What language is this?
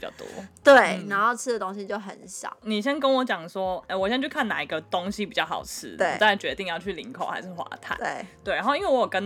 Chinese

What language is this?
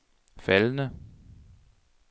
Danish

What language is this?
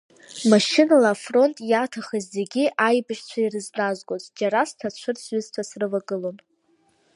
Abkhazian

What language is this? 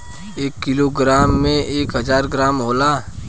Bhojpuri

